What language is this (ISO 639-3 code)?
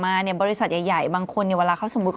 tha